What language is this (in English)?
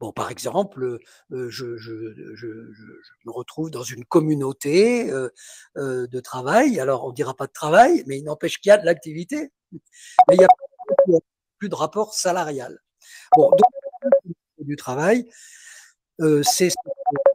French